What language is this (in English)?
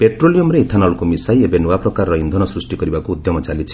Odia